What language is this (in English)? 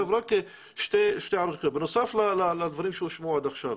Hebrew